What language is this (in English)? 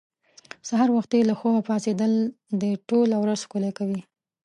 Pashto